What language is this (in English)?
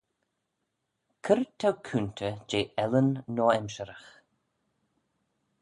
Manx